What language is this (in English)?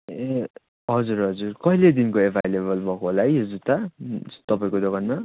Nepali